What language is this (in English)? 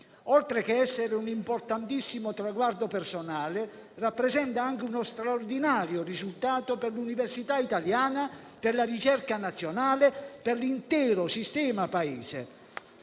Italian